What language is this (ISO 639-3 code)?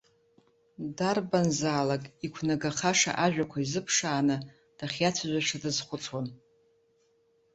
abk